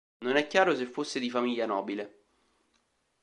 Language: Italian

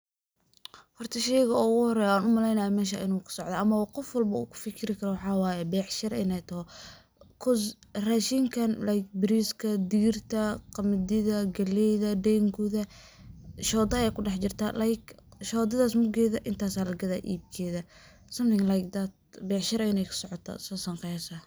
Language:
Somali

